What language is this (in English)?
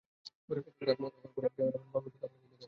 Bangla